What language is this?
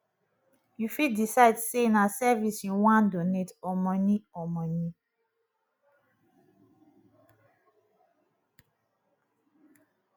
Nigerian Pidgin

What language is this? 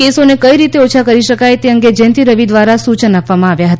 Gujarati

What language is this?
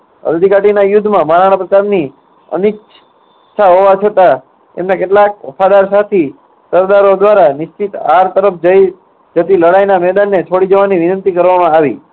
Gujarati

